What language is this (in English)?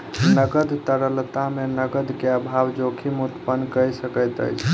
Maithili